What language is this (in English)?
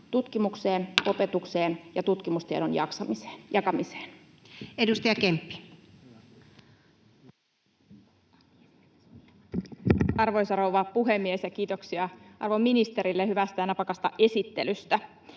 Finnish